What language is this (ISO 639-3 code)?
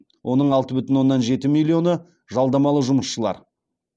kaz